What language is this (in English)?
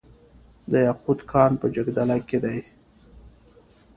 Pashto